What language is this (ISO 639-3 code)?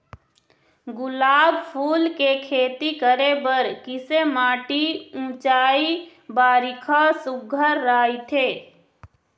hne